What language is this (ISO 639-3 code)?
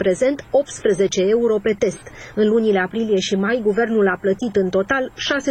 ron